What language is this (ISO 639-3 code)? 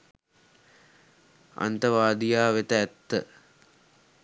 sin